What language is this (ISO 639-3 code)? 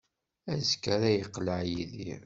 kab